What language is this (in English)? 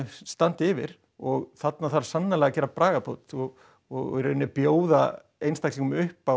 Icelandic